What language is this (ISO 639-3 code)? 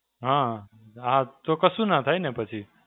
guj